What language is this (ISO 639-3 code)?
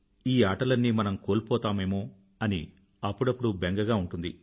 tel